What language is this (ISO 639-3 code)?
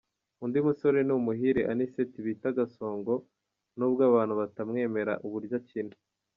kin